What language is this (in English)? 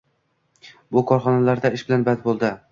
Uzbek